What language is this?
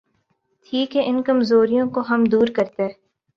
Urdu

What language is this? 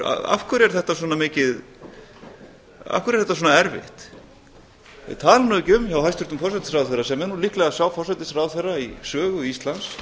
Icelandic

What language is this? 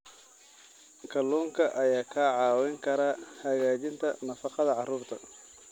Somali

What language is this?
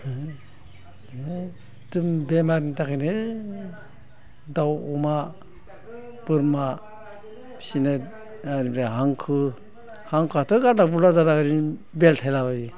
Bodo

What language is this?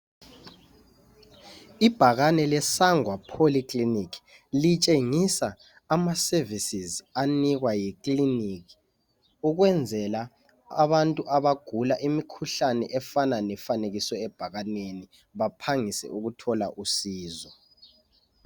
North Ndebele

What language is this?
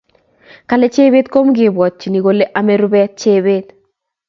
Kalenjin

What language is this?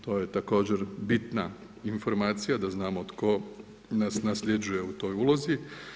Croatian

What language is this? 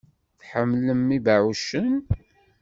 Kabyle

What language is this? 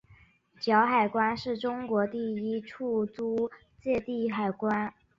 Chinese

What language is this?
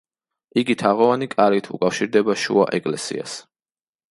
Georgian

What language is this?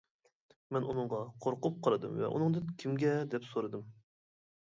Uyghur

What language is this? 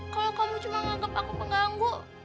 Indonesian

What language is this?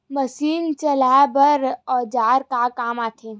Chhattisgarhi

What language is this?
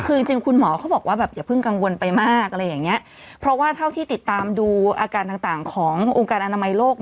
Thai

